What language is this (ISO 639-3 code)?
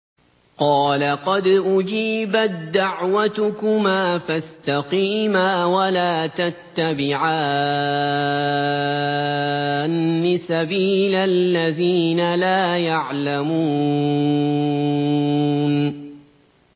ara